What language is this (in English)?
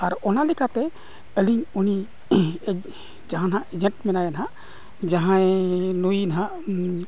Santali